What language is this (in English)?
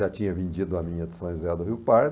Portuguese